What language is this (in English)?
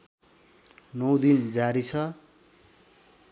Nepali